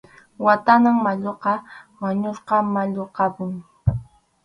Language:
Arequipa-La Unión Quechua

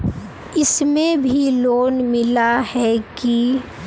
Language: Magahi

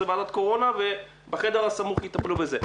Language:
Hebrew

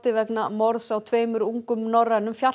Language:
Icelandic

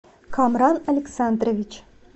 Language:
Russian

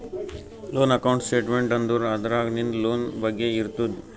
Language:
Kannada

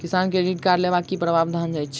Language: Maithili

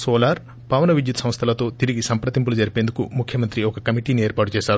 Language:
Telugu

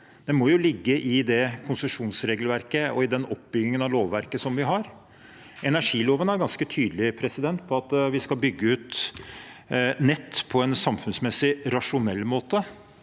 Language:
Norwegian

